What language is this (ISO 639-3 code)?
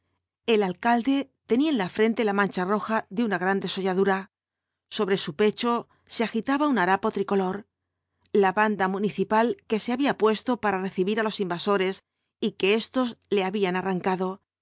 spa